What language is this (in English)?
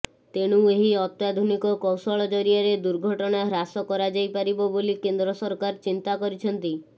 Odia